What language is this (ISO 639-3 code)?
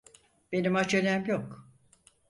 tur